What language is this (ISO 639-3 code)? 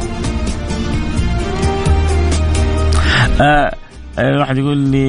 ara